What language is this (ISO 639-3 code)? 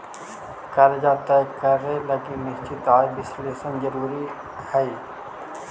mag